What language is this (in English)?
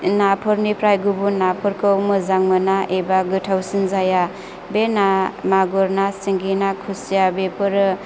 Bodo